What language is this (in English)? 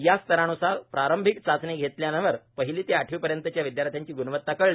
Marathi